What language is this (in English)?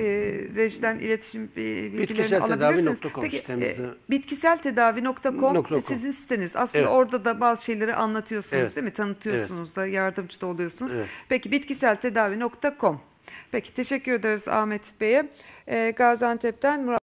Turkish